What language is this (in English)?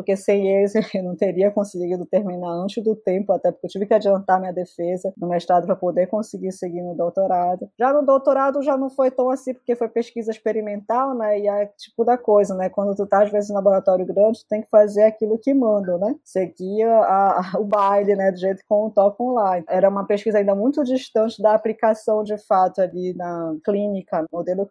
Portuguese